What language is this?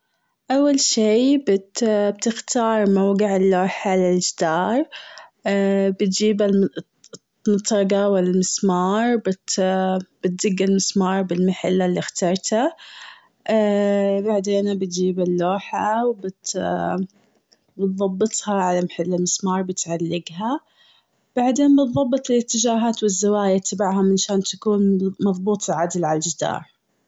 Gulf Arabic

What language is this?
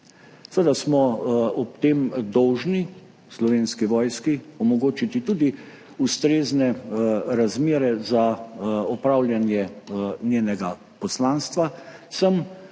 Slovenian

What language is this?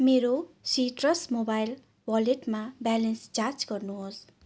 Nepali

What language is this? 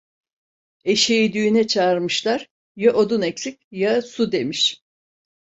Turkish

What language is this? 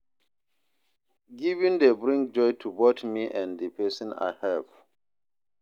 Nigerian Pidgin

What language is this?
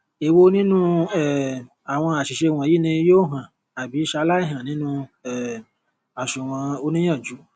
Yoruba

